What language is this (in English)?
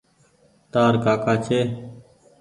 Goaria